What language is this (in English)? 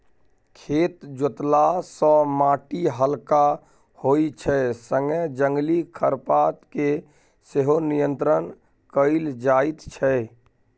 Maithili